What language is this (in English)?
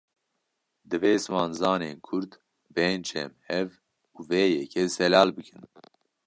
Kurdish